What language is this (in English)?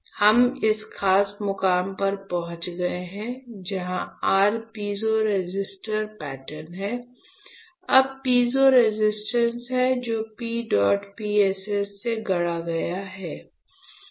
Hindi